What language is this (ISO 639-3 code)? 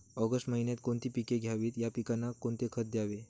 mar